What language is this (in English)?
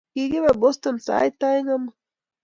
Kalenjin